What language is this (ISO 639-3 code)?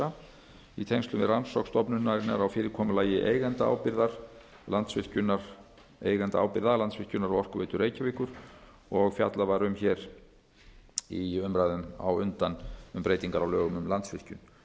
isl